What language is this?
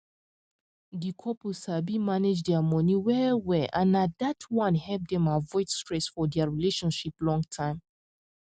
Nigerian Pidgin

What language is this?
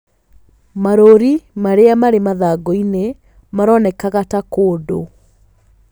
Kikuyu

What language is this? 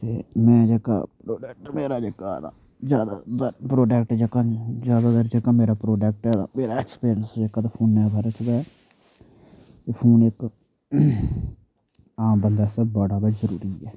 Dogri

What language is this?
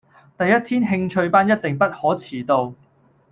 Cantonese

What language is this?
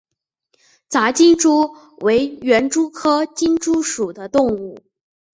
Chinese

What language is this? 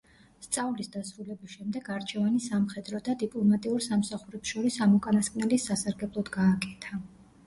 Georgian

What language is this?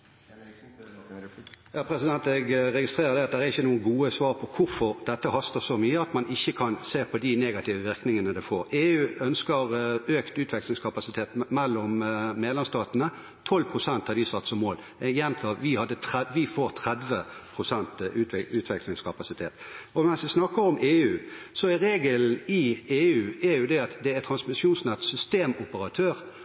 Norwegian Bokmål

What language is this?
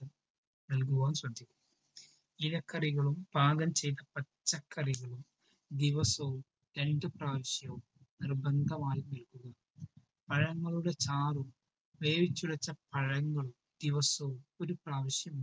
Malayalam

